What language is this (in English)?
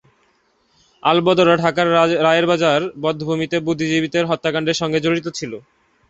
Bangla